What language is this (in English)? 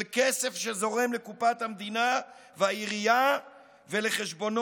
Hebrew